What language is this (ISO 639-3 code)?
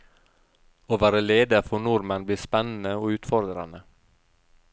nor